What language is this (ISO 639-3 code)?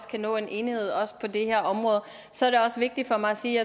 dan